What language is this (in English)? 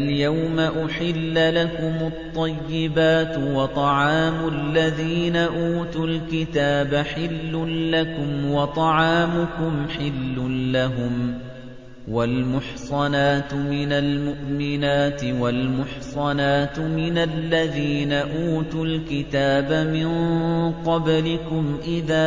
Arabic